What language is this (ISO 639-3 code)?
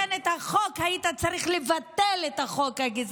heb